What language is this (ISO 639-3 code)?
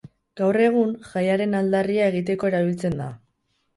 eus